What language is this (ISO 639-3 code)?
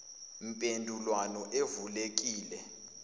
zul